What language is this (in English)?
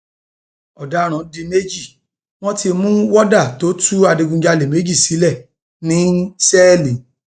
Yoruba